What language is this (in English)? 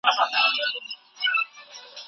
Pashto